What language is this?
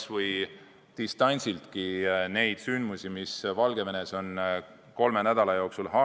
Estonian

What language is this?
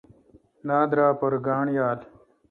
Kalkoti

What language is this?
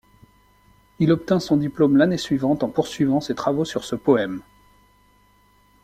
French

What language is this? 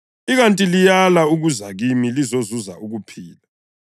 North Ndebele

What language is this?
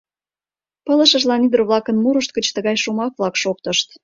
Mari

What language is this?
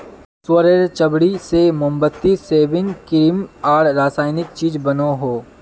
Magahi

